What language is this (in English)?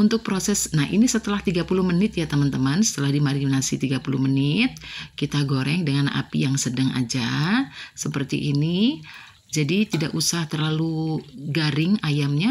Indonesian